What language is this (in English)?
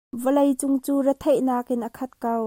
Hakha Chin